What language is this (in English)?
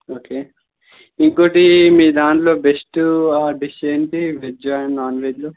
Telugu